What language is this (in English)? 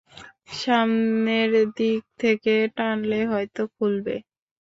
Bangla